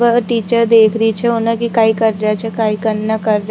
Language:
Rajasthani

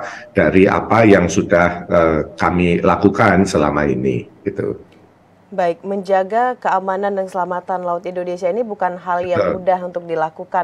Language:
Indonesian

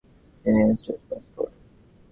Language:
Bangla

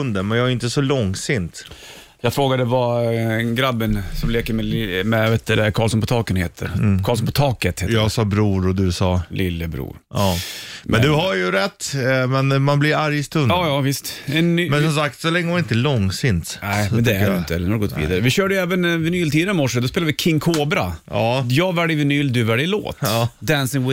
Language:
Swedish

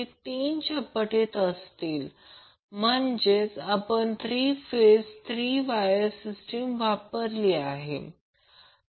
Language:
Marathi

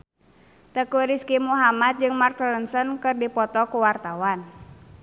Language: Sundanese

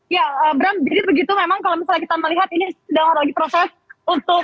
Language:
Indonesian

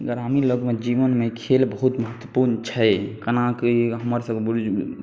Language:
Maithili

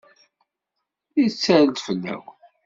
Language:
Kabyle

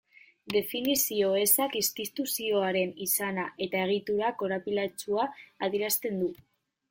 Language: Basque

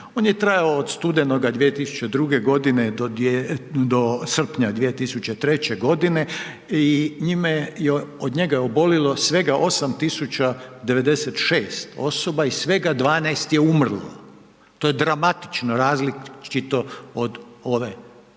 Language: Croatian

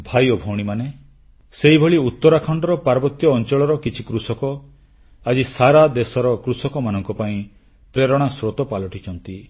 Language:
Odia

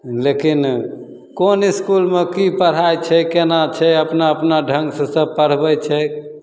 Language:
Maithili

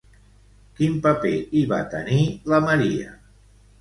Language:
Catalan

